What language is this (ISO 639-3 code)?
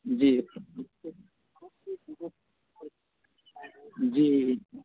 urd